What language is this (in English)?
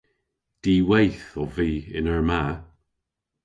Cornish